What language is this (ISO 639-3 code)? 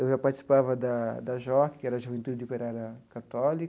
por